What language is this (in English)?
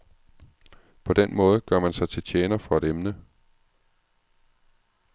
Danish